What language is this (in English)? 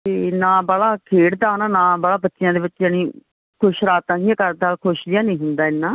Punjabi